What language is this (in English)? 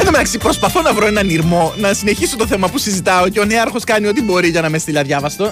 Greek